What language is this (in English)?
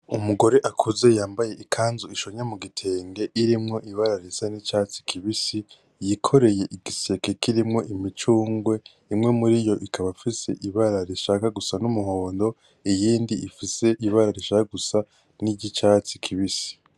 Rundi